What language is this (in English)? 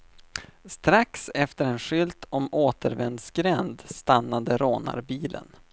Swedish